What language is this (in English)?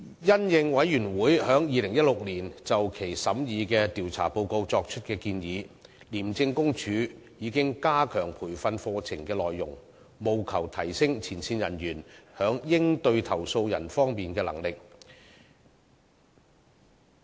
Cantonese